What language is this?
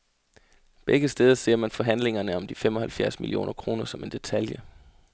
Danish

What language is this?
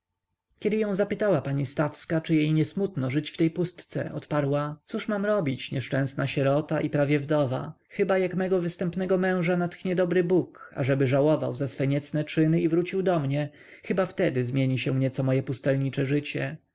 Polish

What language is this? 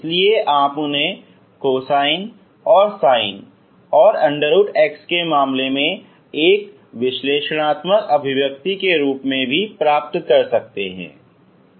Hindi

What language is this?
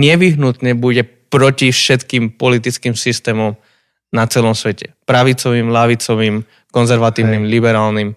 Slovak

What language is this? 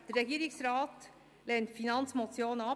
Swiss German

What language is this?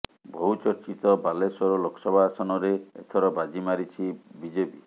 Odia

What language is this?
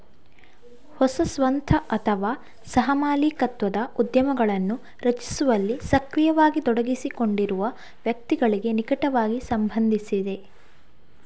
Kannada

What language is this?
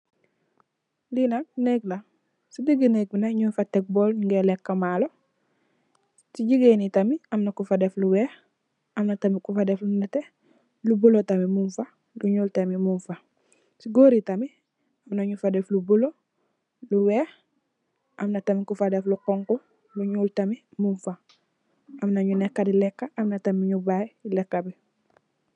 Wolof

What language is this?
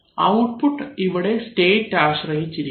Malayalam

